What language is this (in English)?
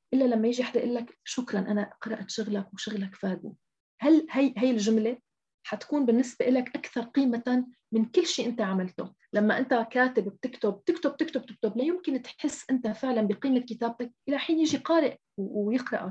Arabic